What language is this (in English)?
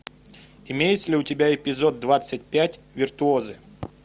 Russian